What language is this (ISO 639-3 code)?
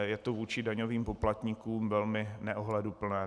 ces